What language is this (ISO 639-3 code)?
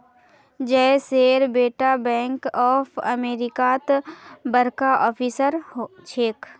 mag